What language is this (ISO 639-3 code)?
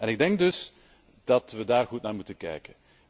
nld